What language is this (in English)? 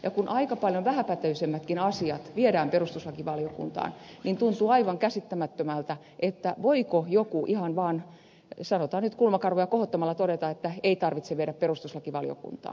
Finnish